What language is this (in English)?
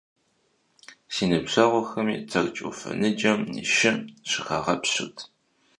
Kabardian